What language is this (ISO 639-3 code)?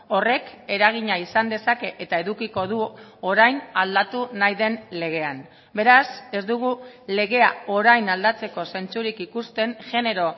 eus